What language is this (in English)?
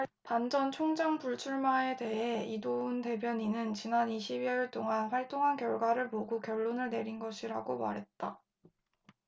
Korean